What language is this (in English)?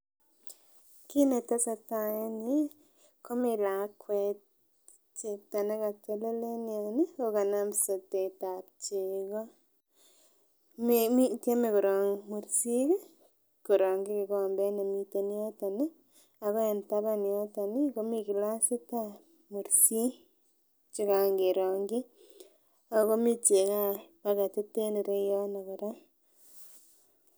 Kalenjin